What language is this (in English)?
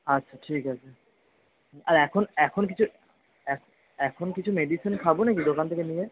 Bangla